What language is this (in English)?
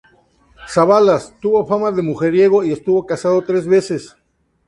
Spanish